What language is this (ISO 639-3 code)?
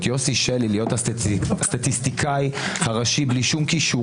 heb